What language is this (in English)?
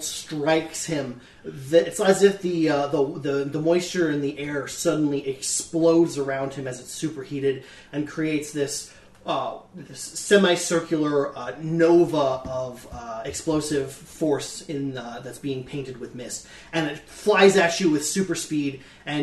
English